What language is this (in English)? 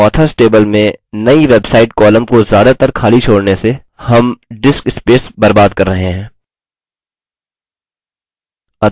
Hindi